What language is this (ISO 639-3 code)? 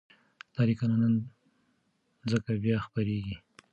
pus